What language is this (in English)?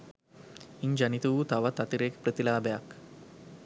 Sinhala